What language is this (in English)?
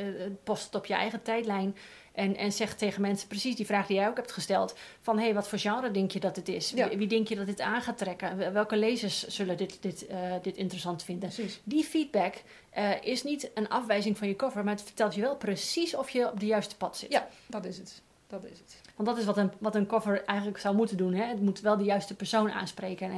Dutch